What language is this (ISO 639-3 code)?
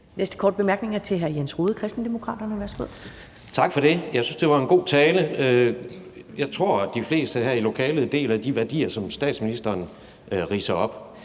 dan